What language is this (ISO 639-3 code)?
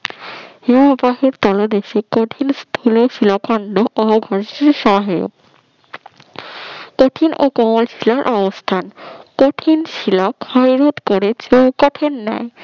ben